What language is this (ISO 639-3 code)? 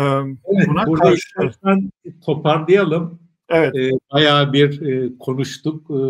tur